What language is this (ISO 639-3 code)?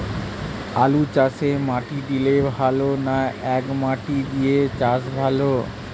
ben